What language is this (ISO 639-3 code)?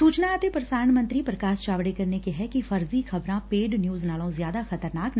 pan